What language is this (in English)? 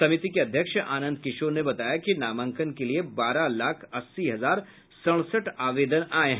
Hindi